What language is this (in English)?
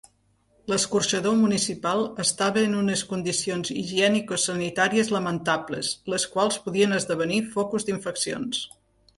Catalan